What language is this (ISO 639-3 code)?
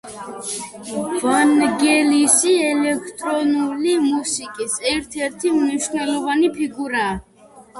kat